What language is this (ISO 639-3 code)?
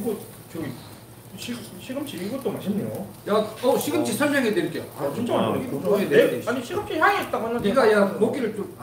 kor